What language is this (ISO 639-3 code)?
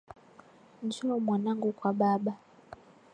swa